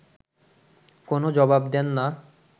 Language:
Bangla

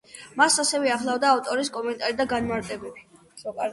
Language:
Georgian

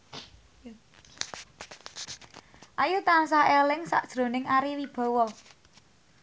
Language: Javanese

